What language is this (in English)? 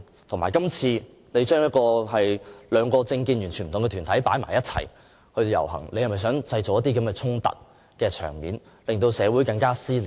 Cantonese